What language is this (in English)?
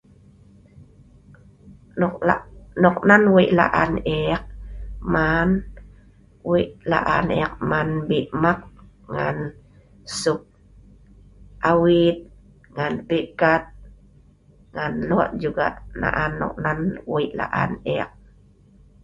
Sa'ban